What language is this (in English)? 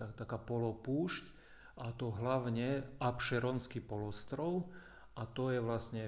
Slovak